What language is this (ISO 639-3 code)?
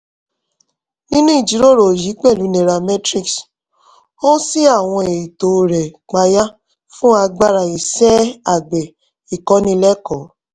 yor